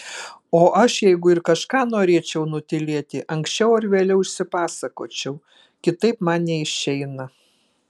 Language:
Lithuanian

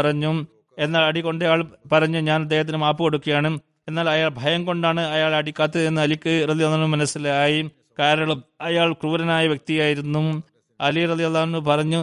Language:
Malayalam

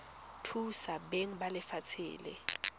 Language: Tswana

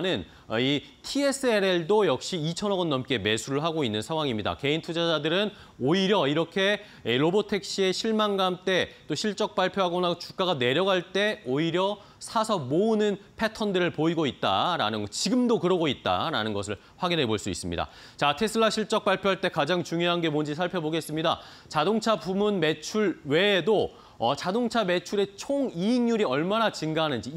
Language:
Korean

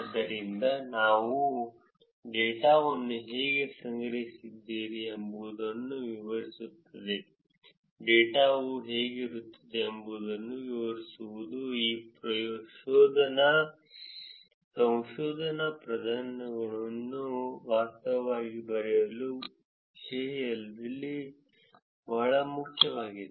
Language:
Kannada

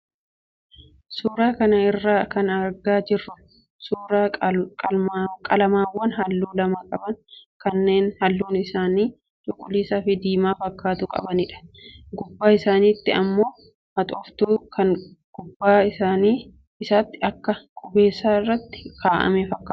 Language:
Oromo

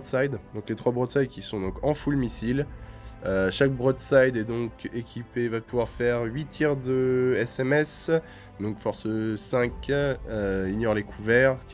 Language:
French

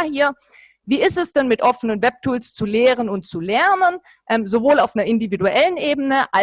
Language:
German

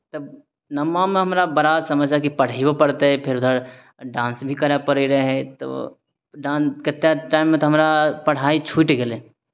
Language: Maithili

